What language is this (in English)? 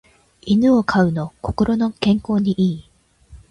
Japanese